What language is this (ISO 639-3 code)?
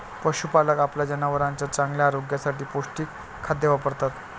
mar